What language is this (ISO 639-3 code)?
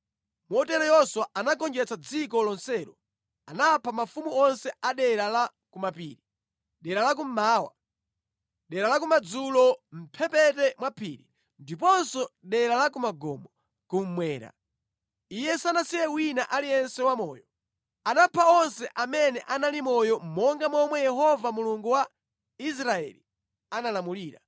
nya